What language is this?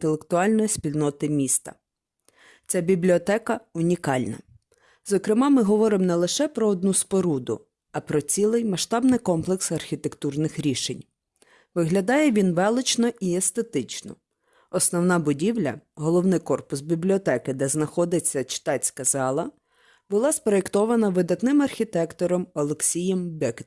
Ukrainian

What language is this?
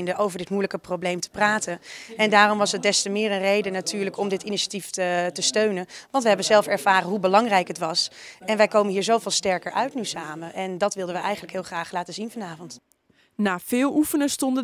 Dutch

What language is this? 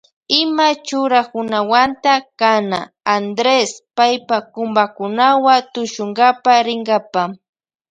Loja Highland Quichua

